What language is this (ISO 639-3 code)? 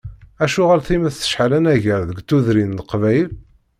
kab